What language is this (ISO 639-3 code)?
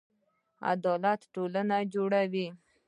pus